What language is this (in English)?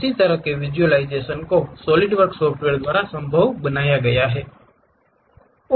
Hindi